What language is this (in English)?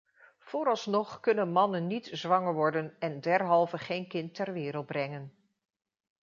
Dutch